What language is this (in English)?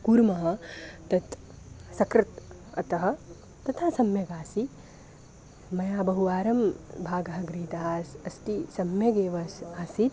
Sanskrit